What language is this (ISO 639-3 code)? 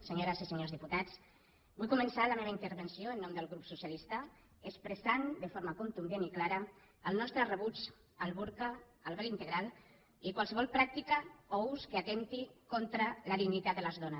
cat